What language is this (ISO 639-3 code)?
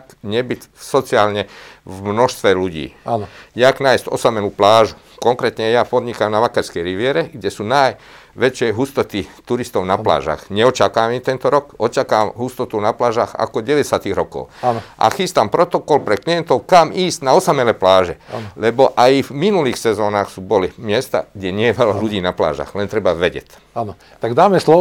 slk